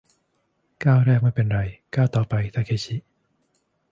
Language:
Thai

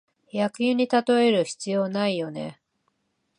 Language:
Japanese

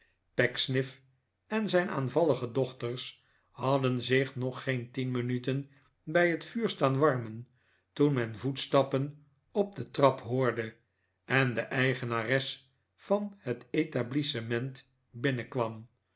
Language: Dutch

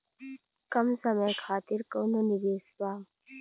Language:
Bhojpuri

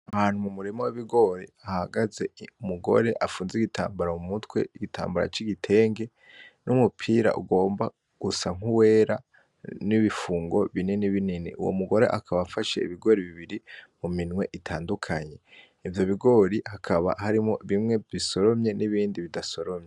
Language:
Rundi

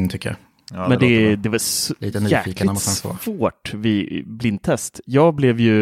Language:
Swedish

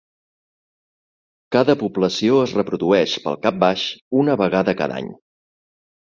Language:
Catalan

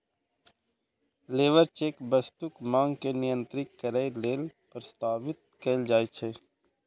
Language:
Maithili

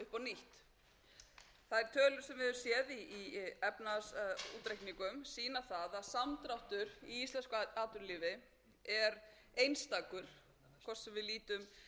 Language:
Icelandic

